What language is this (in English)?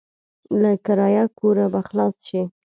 Pashto